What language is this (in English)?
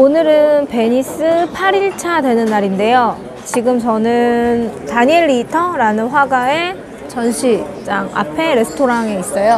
Korean